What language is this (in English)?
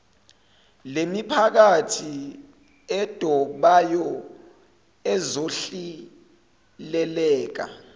Zulu